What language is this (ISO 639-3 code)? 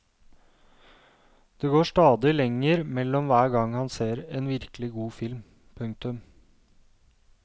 nor